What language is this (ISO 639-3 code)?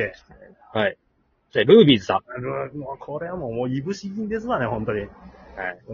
jpn